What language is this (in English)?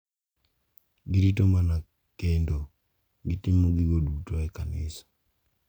Luo (Kenya and Tanzania)